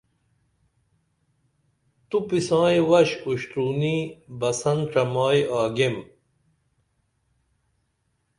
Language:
Dameli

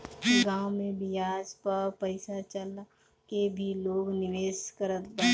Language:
Bhojpuri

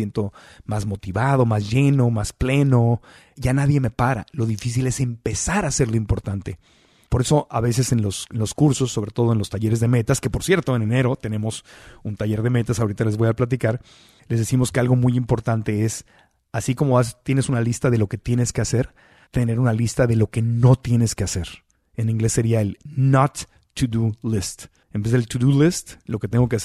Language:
Spanish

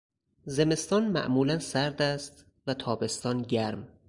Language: Persian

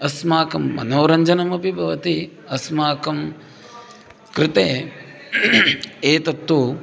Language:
Sanskrit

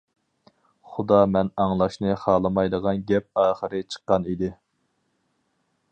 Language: Uyghur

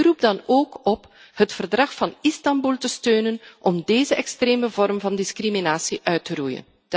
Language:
Dutch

